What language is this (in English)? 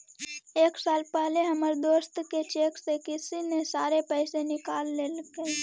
Magahi